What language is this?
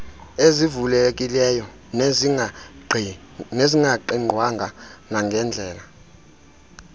Xhosa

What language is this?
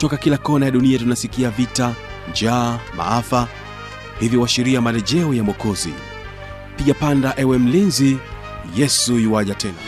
Swahili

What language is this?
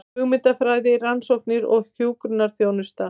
Icelandic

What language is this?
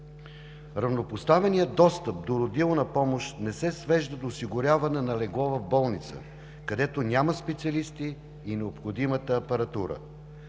Bulgarian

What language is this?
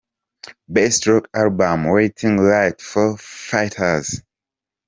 Kinyarwanda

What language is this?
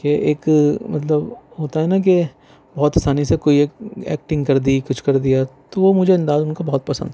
Urdu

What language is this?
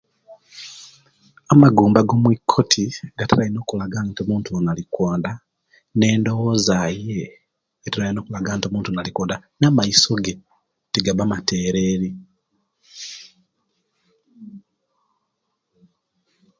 Kenyi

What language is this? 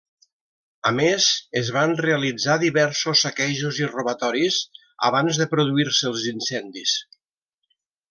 Catalan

